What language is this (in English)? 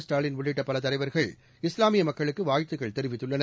Tamil